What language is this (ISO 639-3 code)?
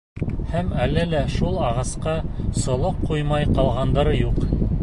bak